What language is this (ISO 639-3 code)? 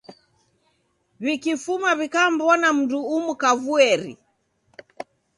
dav